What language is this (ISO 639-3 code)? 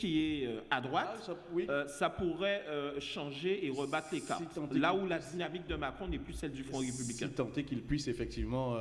fra